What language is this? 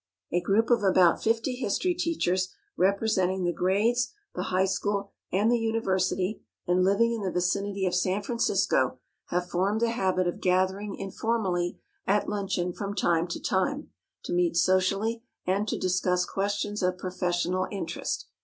English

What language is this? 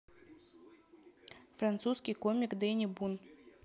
Russian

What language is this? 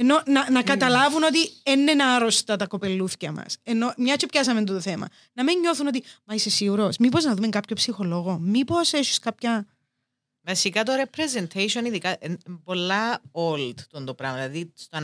Greek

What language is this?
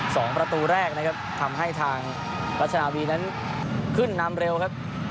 Thai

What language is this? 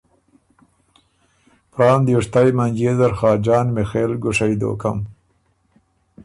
Ormuri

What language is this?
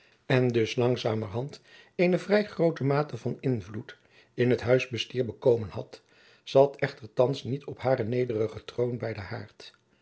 Dutch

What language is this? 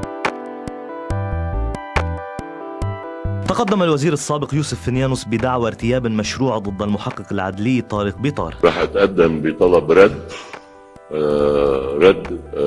Arabic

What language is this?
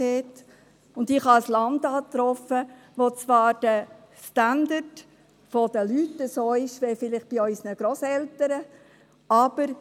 Swiss German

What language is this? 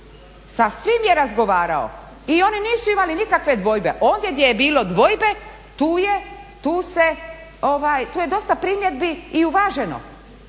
Croatian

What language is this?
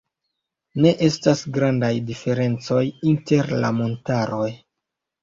Esperanto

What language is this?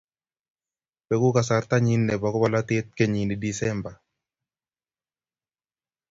Kalenjin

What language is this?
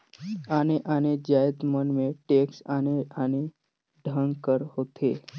Chhattisgarhi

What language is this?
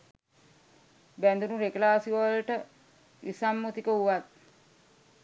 Sinhala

